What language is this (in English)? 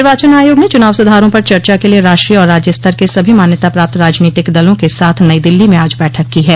Hindi